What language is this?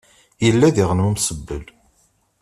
Kabyle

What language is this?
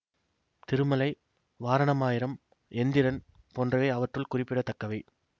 Tamil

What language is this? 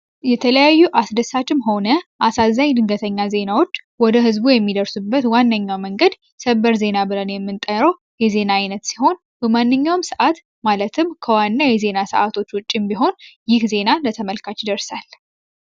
Amharic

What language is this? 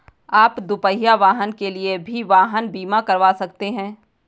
Hindi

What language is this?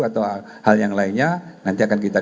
Indonesian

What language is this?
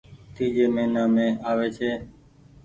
Goaria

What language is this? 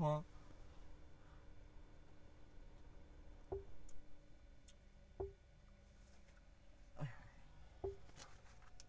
Chinese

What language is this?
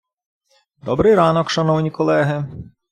Ukrainian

